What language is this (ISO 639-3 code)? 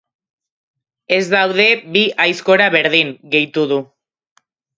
eus